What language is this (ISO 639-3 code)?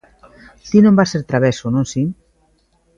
glg